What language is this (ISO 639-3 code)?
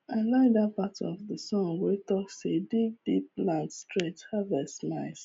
pcm